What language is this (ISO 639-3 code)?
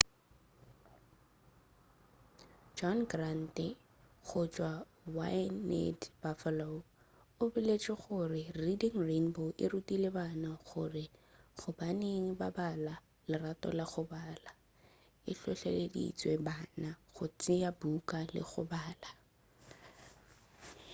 nso